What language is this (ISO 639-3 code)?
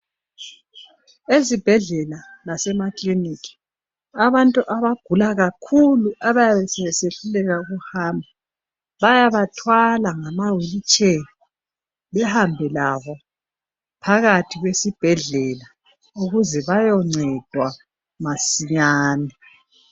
nde